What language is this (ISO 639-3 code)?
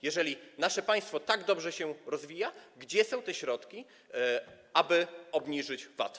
pol